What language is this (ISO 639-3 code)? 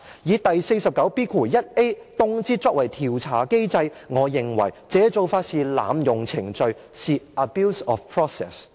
yue